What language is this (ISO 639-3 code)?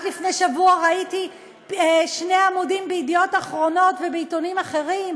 heb